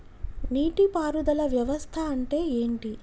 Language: Telugu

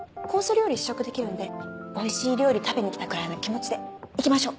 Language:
Japanese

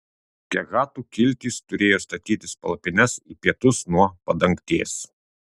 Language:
Lithuanian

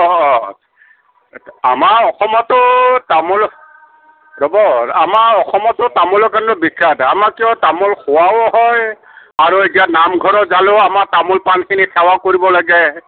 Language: Assamese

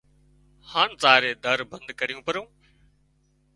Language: Wadiyara Koli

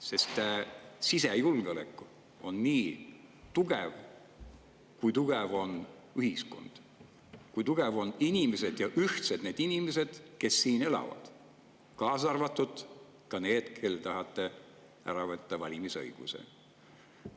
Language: Estonian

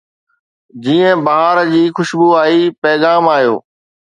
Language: Sindhi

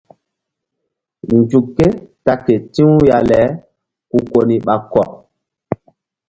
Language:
Mbum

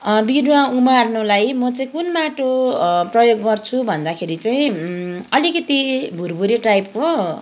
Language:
Nepali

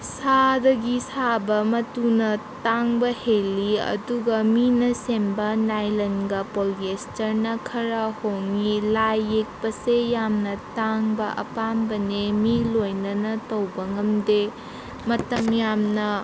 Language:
Manipuri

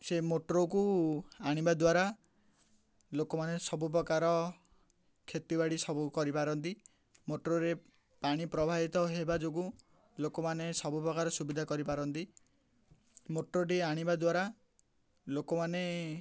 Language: Odia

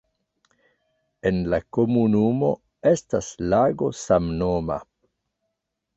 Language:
Esperanto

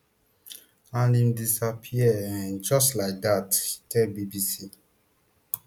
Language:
Nigerian Pidgin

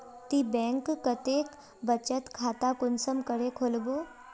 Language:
Magahi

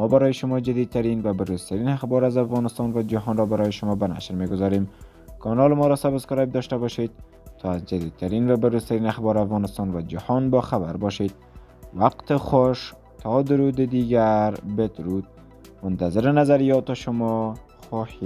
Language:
Persian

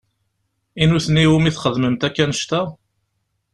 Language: Kabyle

